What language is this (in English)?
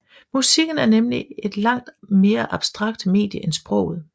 Danish